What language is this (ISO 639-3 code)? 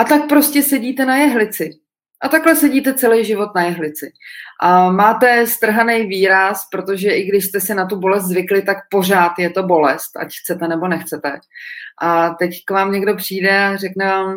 ces